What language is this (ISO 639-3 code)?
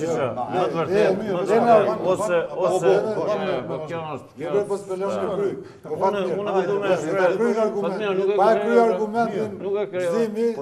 ron